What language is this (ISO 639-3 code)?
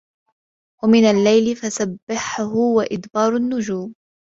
ara